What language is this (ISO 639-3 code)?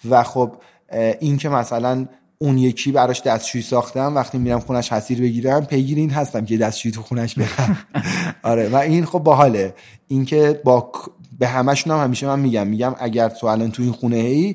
fas